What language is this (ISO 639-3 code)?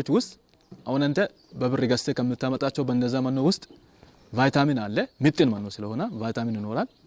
tur